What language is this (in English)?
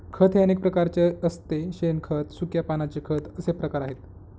Marathi